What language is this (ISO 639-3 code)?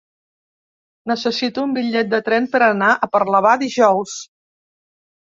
cat